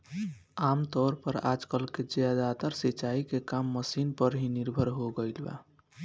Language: Bhojpuri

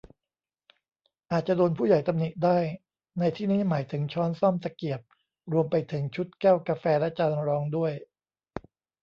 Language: Thai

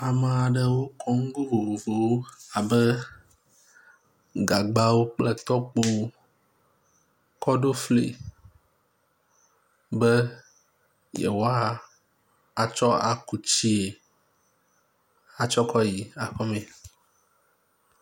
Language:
Ewe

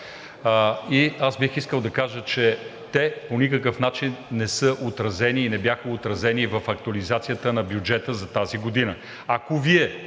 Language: Bulgarian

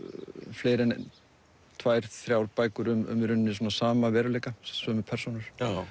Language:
Icelandic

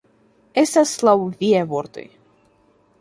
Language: Esperanto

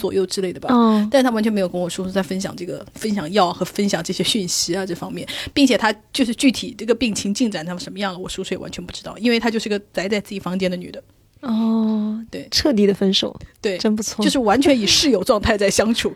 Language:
Chinese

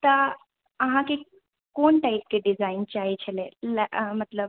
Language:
Maithili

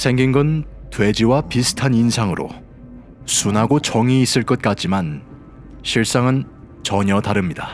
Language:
Korean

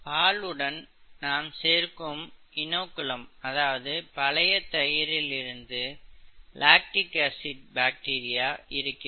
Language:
Tamil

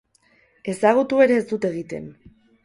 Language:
Basque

